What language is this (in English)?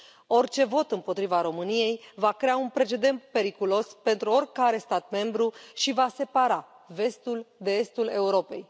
Romanian